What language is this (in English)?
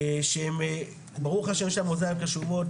Hebrew